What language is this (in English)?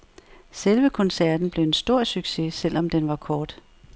Danish